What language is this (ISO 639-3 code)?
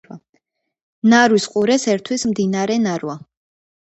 kat